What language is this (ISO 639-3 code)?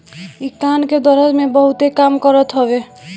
bho